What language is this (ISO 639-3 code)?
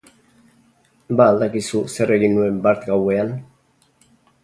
eus